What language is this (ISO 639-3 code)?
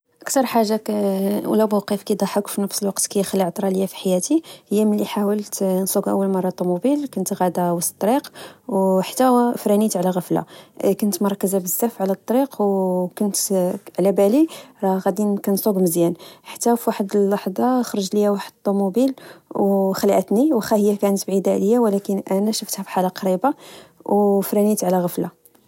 ary